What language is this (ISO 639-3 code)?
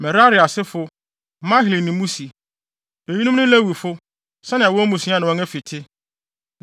aka